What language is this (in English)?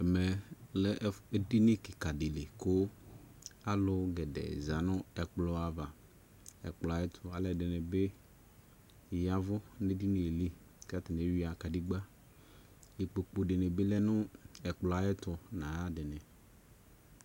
Ikposo